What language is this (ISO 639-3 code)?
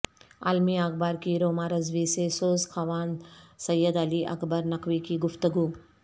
urd